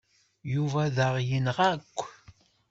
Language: Kabyle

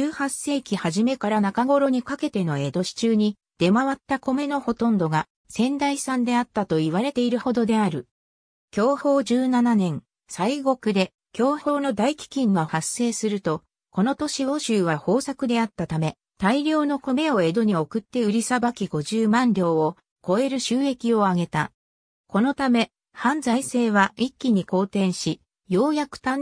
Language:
Japanese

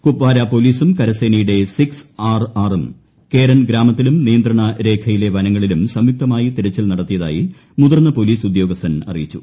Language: Malayalam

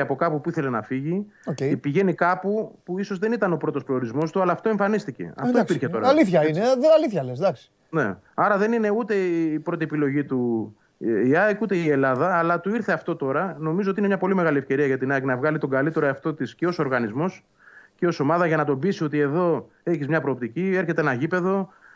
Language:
Greek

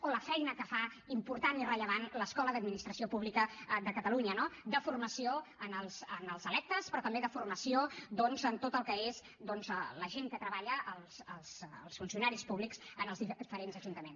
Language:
Catalan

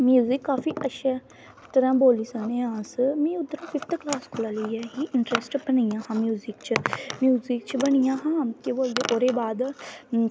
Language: Dogri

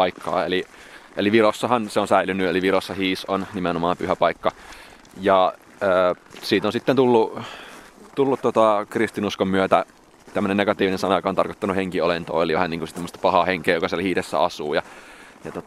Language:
Finnish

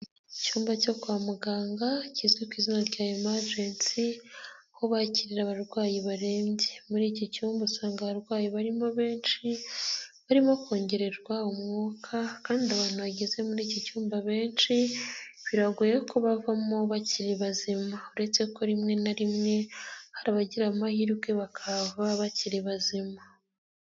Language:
Kinyarwanda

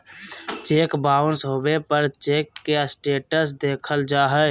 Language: Magahi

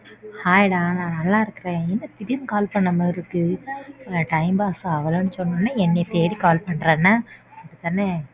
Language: Tamil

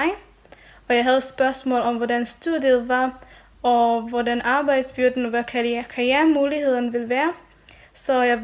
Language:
Danish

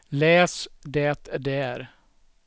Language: Swedish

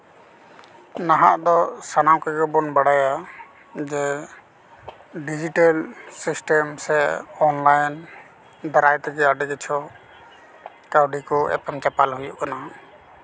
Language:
Santali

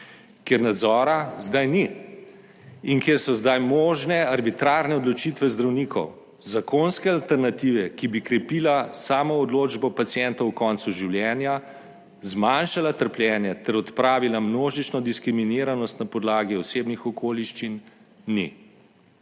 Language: Slovenian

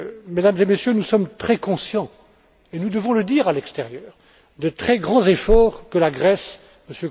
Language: French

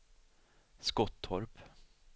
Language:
Swedish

